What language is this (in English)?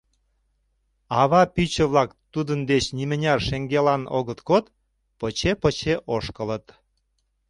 Mari